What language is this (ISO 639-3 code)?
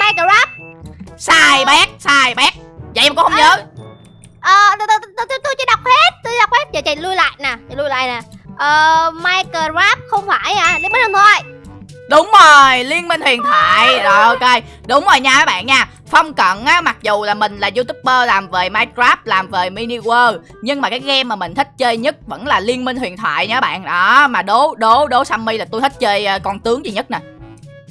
vie